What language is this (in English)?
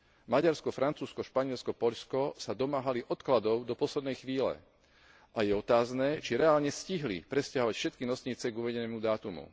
Slovak